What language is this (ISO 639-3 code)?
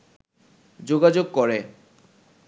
ben